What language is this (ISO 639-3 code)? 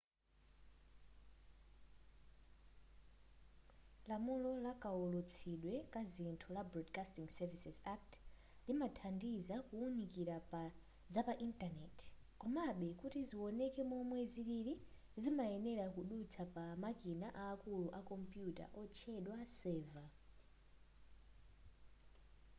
nya